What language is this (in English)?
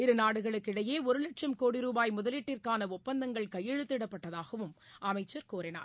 Tamil